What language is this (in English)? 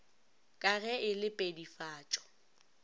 Northern Sotho